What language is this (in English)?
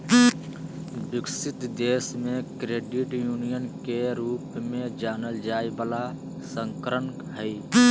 Magahi